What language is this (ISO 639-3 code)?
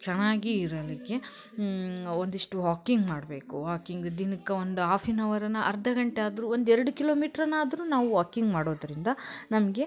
kan